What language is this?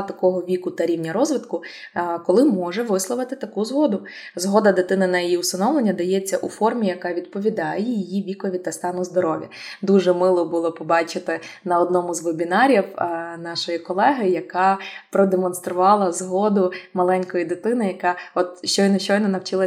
Ukrainian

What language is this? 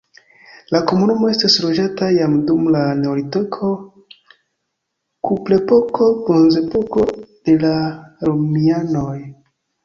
Esperanto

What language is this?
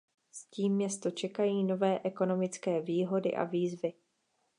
Czech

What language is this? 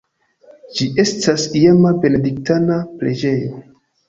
Esperanto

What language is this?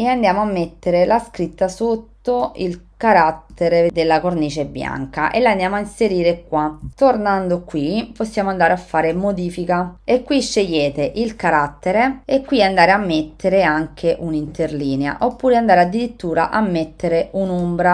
Italian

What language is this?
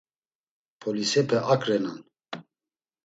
Laz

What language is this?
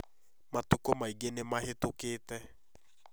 Kikuyu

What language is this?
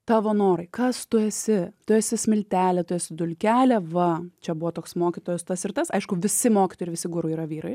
Lithuanian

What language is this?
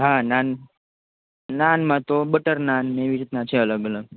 Gujarati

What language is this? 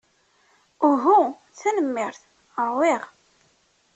Kabyle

